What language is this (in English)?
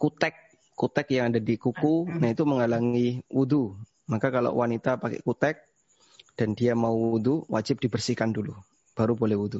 Indonesian